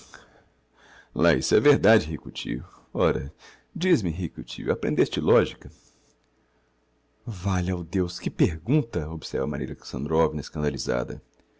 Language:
Portuguese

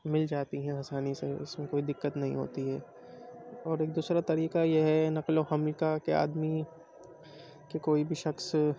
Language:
Urdu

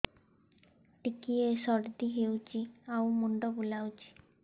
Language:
Odia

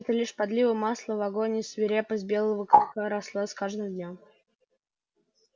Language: Russian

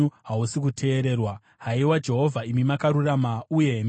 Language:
Shona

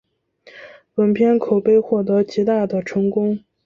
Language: Chinese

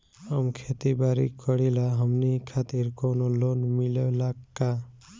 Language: Bhojpuri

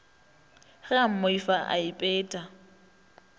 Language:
Northern Sotho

